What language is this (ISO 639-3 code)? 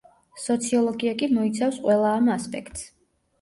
kat